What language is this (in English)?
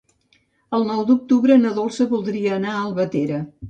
Catalan